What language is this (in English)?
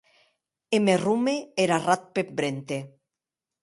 Occitan